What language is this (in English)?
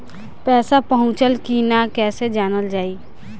Bhojpuri